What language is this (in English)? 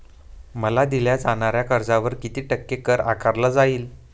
Marathi